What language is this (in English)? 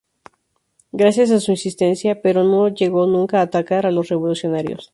Spanish